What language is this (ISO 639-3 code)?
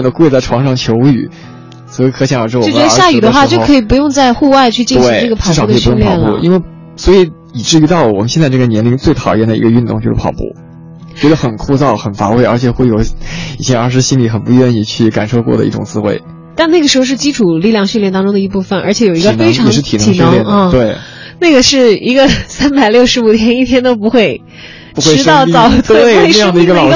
zho